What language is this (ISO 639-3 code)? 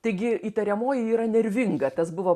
lit